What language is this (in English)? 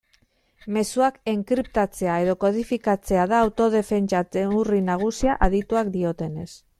Basque